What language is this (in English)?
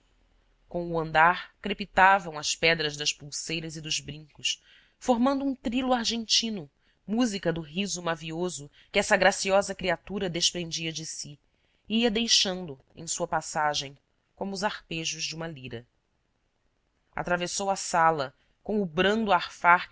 Portuguese